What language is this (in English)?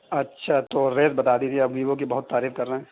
Urdu